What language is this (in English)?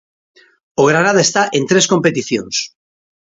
Galician